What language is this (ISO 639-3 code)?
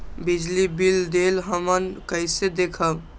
mag